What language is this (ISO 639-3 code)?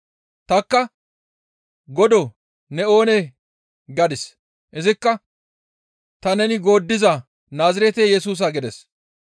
gmv